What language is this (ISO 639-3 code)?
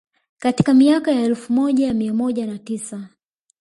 swa